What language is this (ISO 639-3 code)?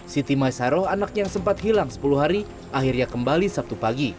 ind